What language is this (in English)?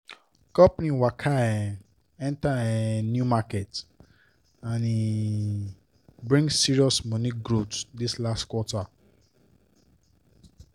Nigerian Pidgin